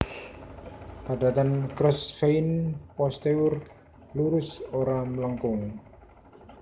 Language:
Javanese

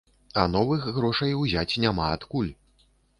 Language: Belarusian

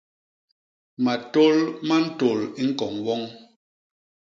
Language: Basaa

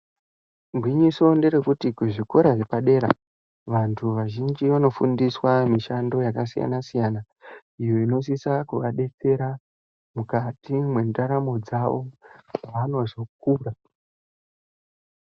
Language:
Ndau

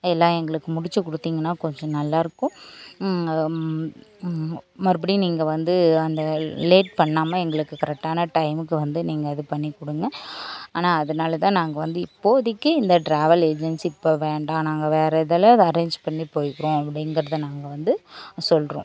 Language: Tamil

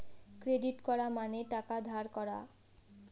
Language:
Bangla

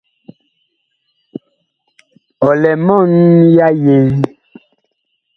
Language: Bakoko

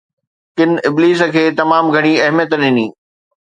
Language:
Sindhi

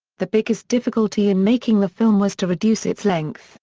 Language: English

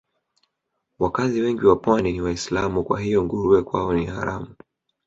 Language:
Swahili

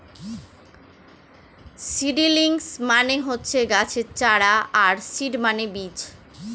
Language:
Bangla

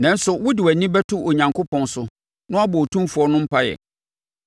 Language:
Akan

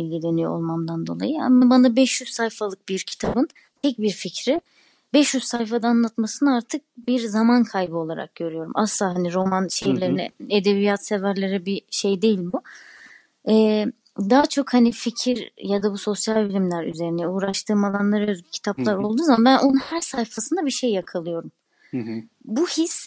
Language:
Turkish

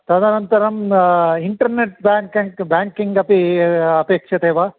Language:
Sanskrit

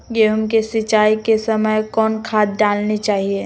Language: Magahi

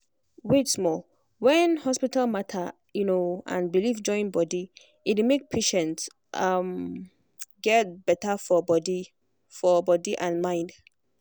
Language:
Nigerian Pidgin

